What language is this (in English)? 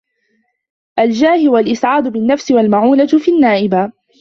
Arabic